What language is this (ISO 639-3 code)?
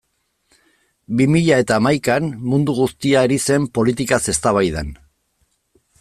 eus